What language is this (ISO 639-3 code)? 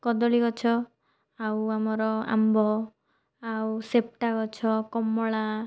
ori